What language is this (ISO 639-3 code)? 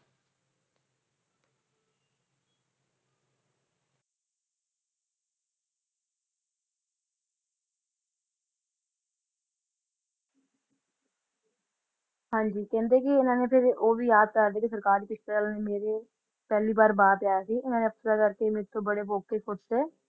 pan